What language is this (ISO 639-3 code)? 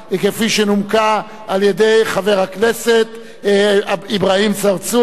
heb